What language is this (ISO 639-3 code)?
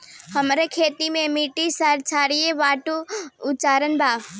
bho